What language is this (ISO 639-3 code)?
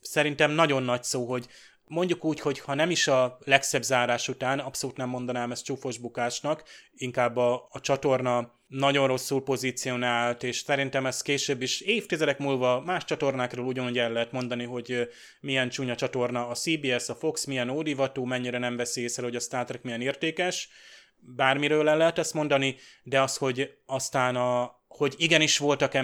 hun